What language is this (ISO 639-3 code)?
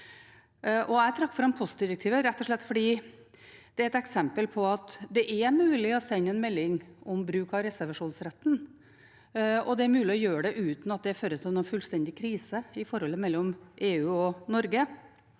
nor